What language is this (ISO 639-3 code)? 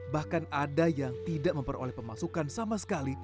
ind